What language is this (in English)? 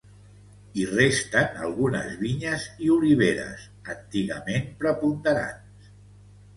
Catalan